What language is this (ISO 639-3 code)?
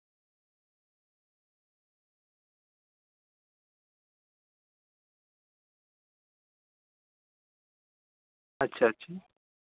sat